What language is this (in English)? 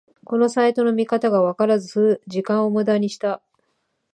Japanese